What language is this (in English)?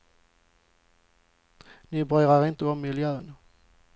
Swedish